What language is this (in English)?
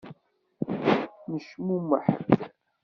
Kabyle